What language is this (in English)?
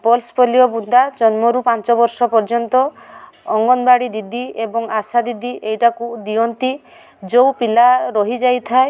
Odia